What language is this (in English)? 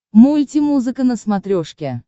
Russian